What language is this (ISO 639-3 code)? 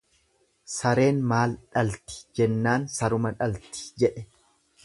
orm